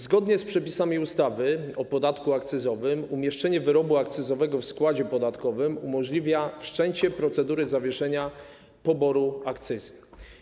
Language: Polish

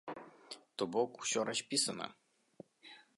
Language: Belarusian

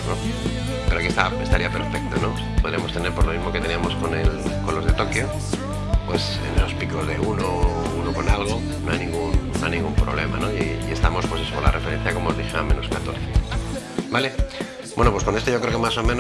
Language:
Spanish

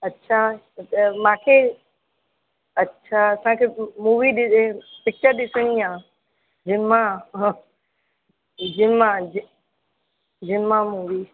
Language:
Sindhi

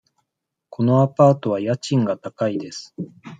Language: Japanese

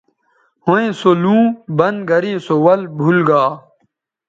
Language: Bateri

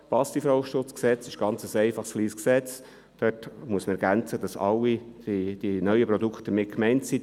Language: Swiss German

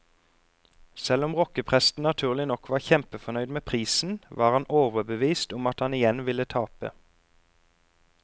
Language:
Norwegian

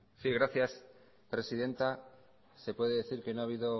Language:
Spanish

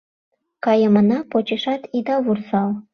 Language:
Mari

